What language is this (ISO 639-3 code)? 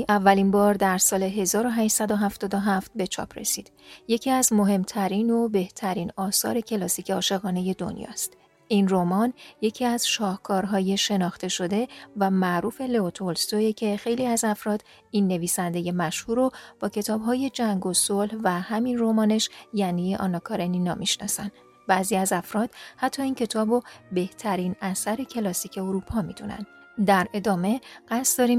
fas